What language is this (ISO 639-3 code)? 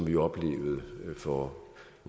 dan